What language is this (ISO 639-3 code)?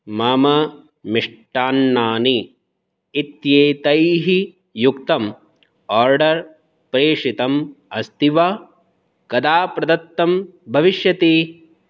san